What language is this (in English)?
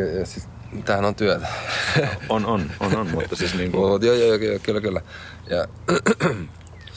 Finnish